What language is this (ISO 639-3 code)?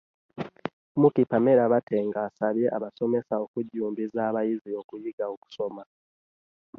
lug